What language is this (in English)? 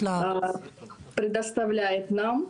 Hebrew